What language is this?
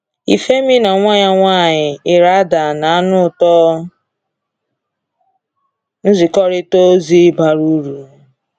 Igbo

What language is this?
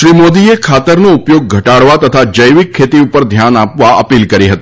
Gujarati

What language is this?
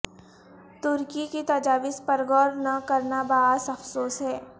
Urdu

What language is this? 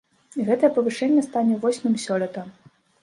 Belarusian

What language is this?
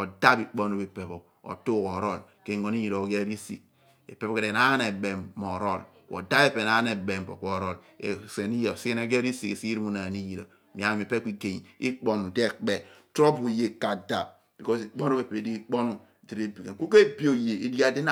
Abua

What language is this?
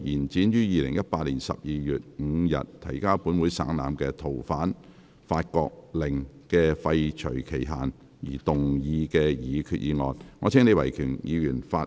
Cantonese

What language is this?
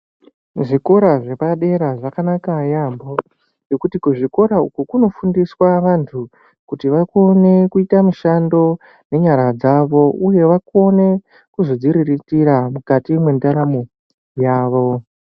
Ndau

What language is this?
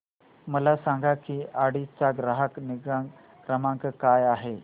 Marathi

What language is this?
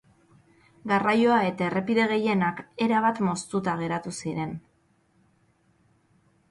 Basque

